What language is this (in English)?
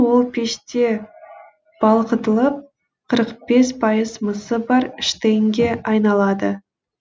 Kazakh